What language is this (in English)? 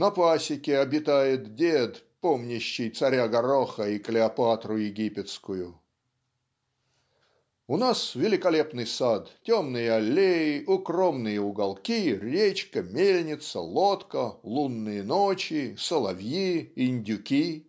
Russian